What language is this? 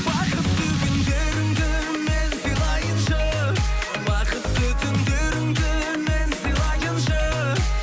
Kazakh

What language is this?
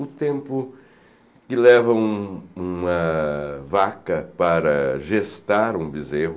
Portuguese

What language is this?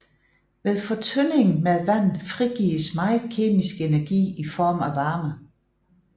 Danish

